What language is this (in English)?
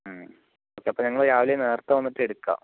Malayalam